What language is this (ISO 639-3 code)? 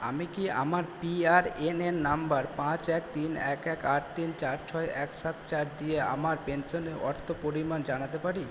ben